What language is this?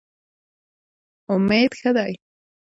Pashto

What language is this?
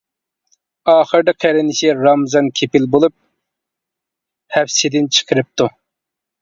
Uyghur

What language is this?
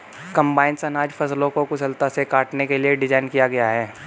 Hindi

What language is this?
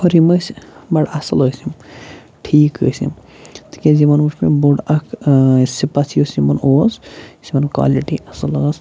Kashmiri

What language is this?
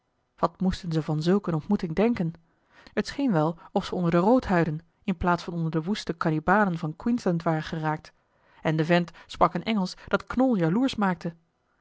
Dutch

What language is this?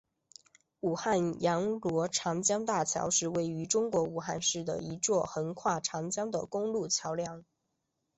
Chinese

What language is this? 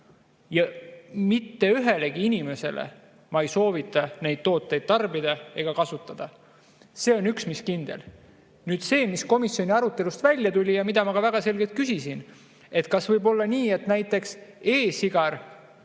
Estonian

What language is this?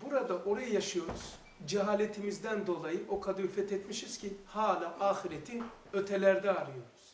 Turkish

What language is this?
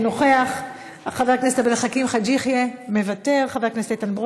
Hebrew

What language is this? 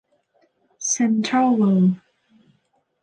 Thai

